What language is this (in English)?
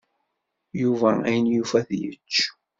Kabyle